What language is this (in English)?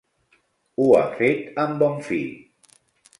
Catalan